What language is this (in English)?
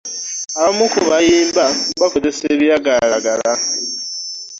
Ganda